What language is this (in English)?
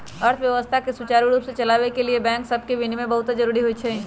Magahi